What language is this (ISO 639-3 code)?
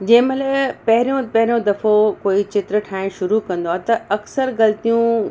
snd